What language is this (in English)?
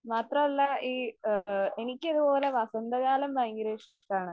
Malayalam